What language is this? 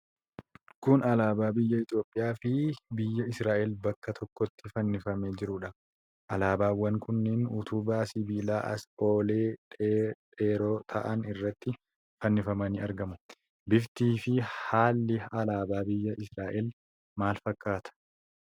Oromo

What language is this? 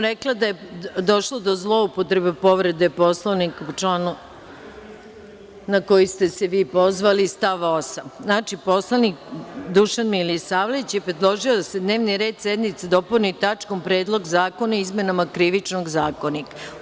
Serbian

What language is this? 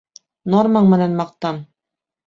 Bashkir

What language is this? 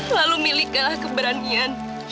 Indonesian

